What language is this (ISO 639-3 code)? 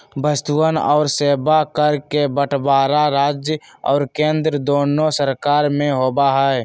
mag